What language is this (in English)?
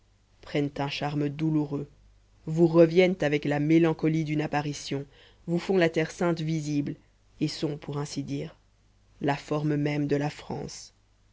French